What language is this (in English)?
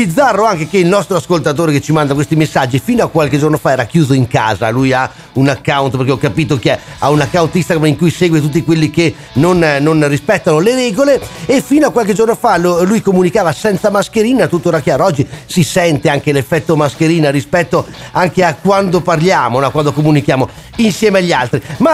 Italian